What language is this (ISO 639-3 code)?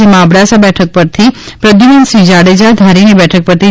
guj